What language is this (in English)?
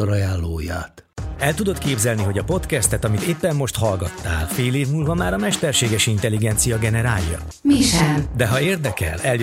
Hungarian